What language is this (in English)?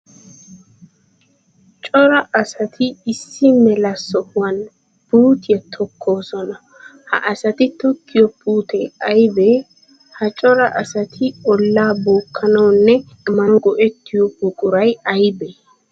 Wolaytta